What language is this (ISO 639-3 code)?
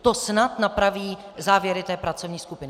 ces